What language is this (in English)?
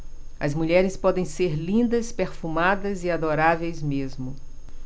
Portuguese